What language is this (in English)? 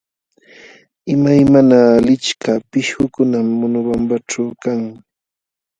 Jauja Wanca Quechua